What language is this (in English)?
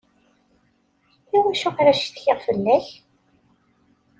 Kabyle